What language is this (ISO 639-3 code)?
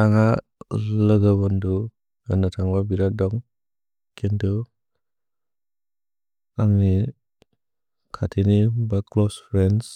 brx